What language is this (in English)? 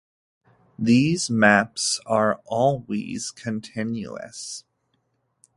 English